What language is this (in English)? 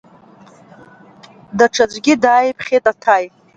Abkhazian